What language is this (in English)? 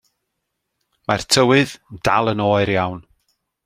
Welsh